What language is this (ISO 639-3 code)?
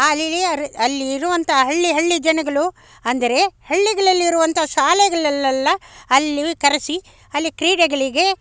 kan